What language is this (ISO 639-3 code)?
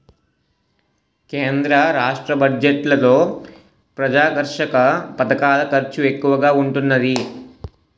tel